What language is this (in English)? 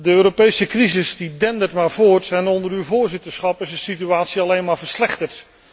Dutch